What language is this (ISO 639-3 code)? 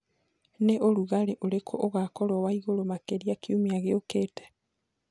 kik